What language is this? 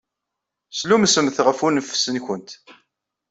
Kabyle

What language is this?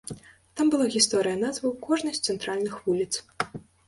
Belarusian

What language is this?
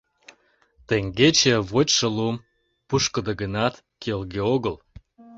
Mari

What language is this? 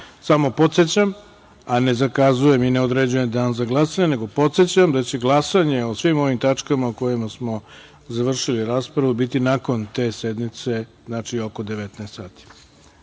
Serbian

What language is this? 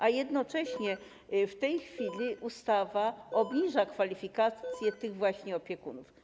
Polish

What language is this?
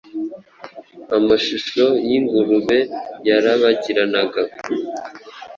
Kinyarwanda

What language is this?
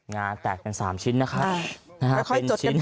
Thai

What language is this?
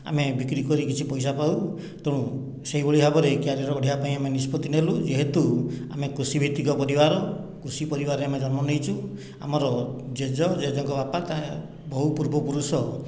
Odia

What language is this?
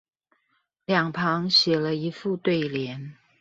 Chinese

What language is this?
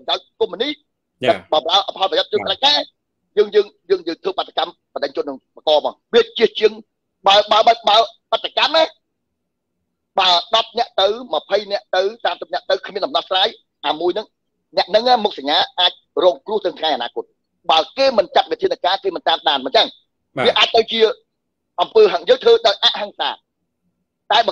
Vietnamese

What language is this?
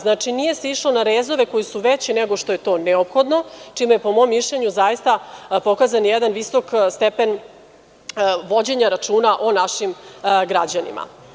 Serbian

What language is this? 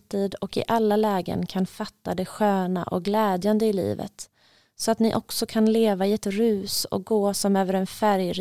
Swedish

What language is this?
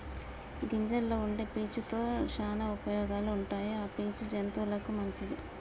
Telugu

